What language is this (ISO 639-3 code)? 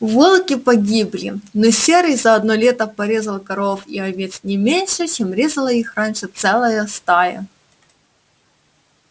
rus